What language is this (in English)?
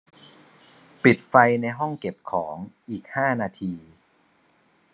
Thai